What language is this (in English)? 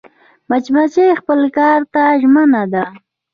Pashto